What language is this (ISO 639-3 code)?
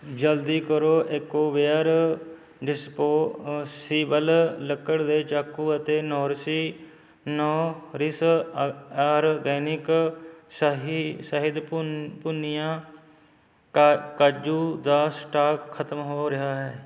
pan